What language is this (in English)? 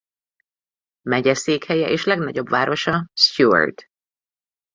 Hungarian